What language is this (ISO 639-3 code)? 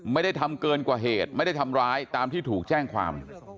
tha